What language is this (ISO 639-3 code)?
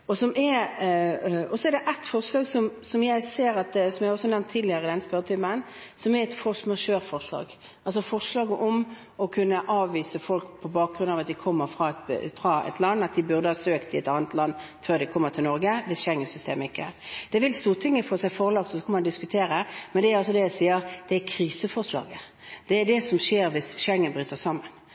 nob